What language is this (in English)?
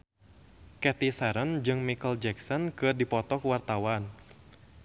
Sundanese